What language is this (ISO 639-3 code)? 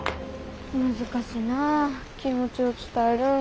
jpn